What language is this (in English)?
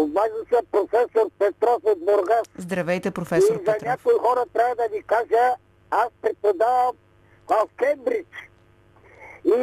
Bulgarian